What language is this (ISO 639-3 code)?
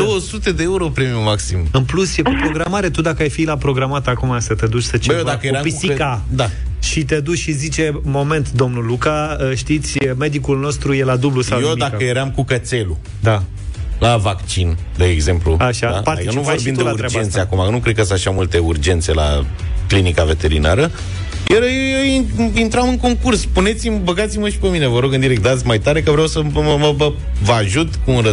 ron